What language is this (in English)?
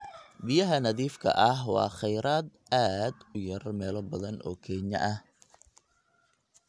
Somali